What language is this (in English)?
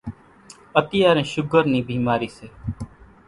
Kachi Koli